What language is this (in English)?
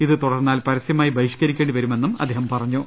Malayalam